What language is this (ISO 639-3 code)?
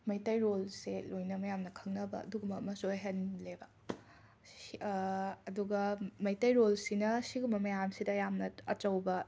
mni